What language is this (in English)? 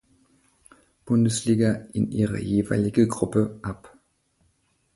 German